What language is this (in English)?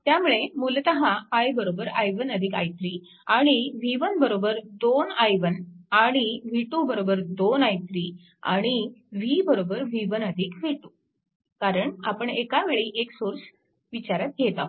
Marathi